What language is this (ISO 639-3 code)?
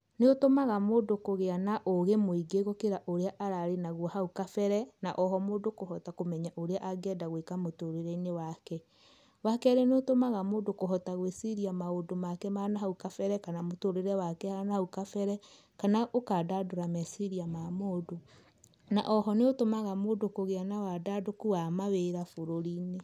kik